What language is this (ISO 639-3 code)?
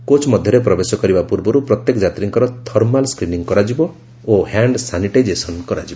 ori